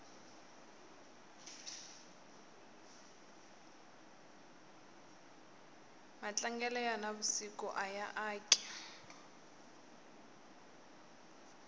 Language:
Tsonga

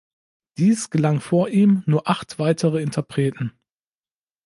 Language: German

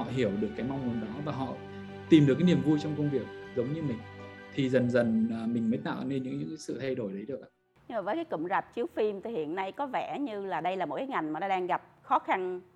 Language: Vietnamese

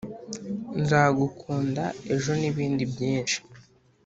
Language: Kinyarwanda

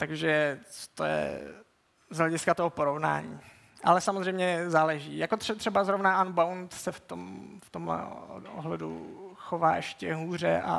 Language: Czech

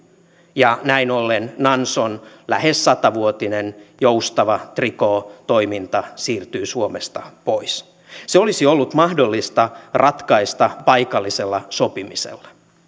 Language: Finnish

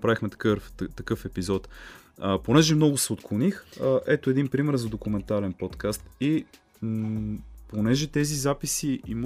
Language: Bulgarian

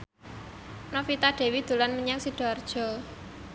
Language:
Javanese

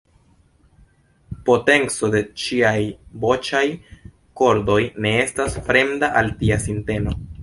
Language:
Esperanto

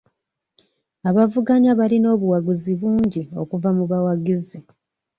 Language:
Ganda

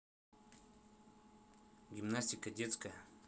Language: Russian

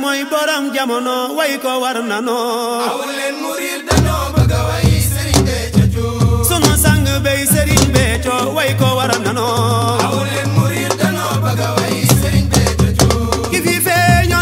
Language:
Arabic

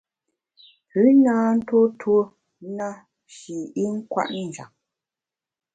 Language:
Bamun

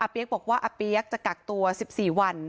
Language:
Thai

